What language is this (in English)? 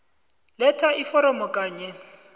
South Ndebele